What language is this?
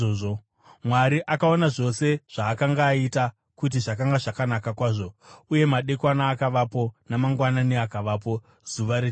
Shona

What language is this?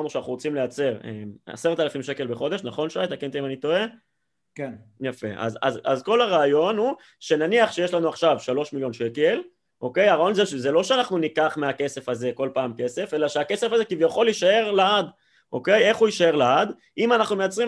Hebrew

